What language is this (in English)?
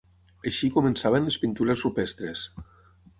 Catalan